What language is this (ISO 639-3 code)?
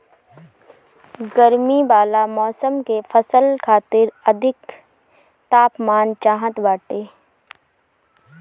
bho